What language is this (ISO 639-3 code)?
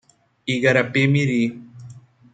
por